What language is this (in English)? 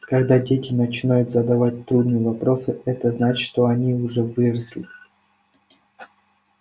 Russian